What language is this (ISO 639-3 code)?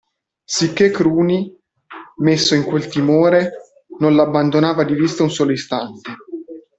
ita